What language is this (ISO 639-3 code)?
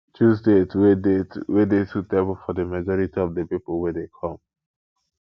pcm